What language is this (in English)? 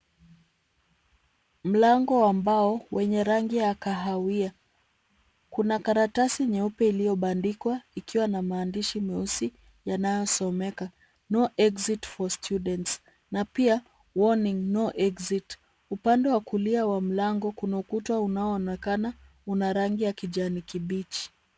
Swahili